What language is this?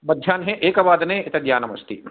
Sanskrit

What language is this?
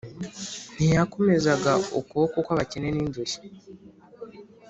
Kinyarwanda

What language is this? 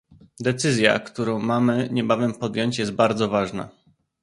Polish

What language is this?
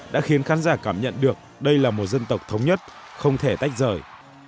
Vietnamese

